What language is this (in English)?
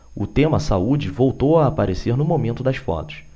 Portuguese